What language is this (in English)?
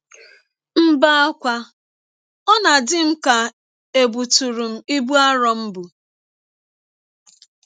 Igbo